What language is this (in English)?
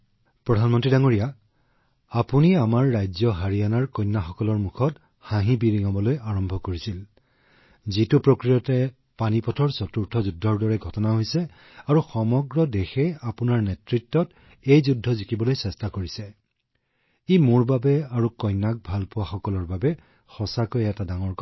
Assamese